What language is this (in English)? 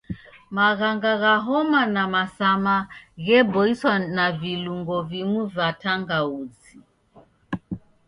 Taita